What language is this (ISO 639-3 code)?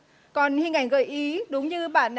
vie